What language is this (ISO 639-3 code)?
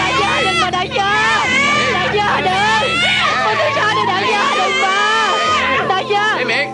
vie